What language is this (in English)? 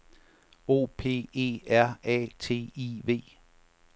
Danish